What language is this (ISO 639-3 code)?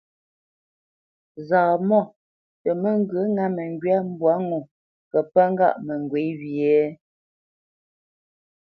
bce